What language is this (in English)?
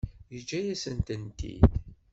Kabyle